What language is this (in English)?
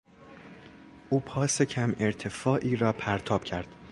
Persian